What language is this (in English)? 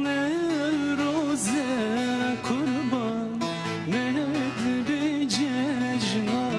Turkish